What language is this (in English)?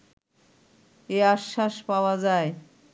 Bangla